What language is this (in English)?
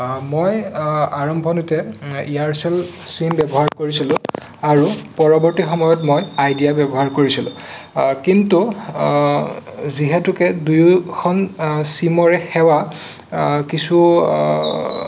Assamese